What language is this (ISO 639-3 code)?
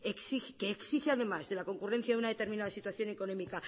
spa